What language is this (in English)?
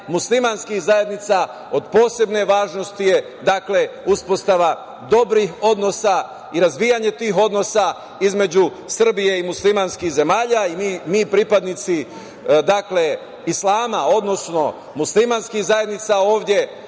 Serbian